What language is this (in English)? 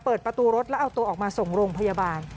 Thai